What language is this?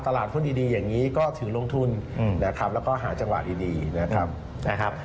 Thai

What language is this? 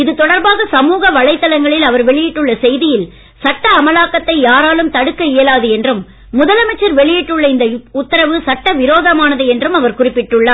Tamil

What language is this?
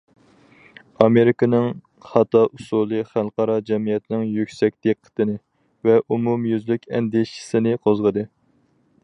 Uyghur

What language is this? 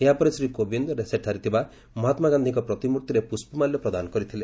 Odia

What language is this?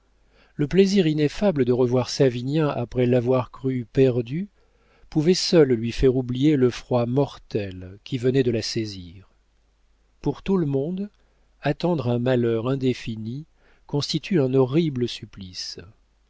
French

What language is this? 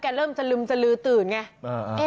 Thai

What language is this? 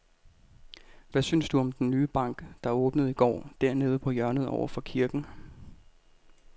Danish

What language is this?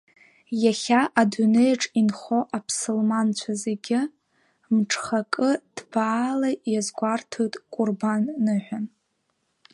Abkhazian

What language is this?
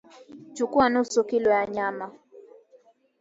Swahili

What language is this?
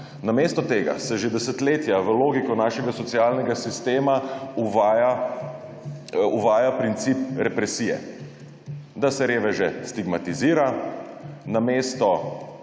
Slovenian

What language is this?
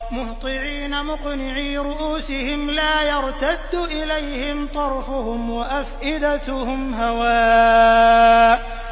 Arabic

